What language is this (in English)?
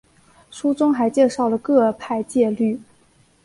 Chinese